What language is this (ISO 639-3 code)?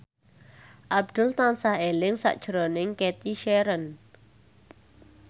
jav